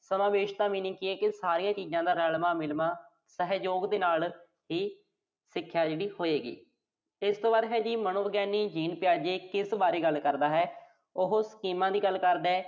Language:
Punjabi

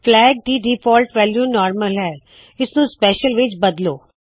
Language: Punjabi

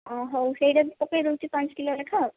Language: Odia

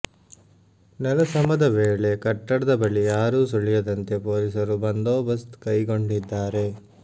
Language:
Kannada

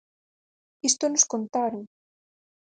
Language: Galician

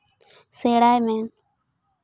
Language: Santali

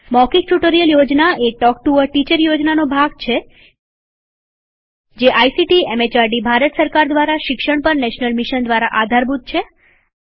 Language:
Gujarati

